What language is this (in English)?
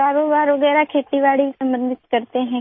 Urdu